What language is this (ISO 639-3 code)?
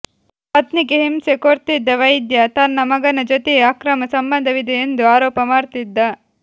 kan